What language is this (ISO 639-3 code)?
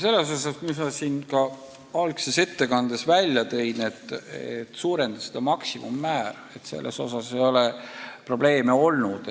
est